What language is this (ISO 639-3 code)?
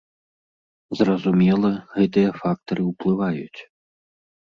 bel